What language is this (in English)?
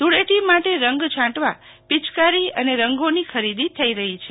Gujarati